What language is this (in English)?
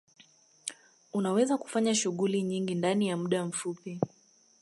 Swahili